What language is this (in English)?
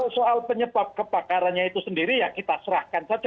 Indonesian